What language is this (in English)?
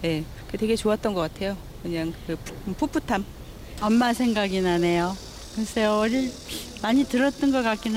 Korean